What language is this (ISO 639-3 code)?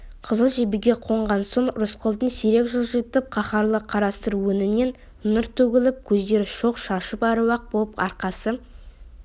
kaz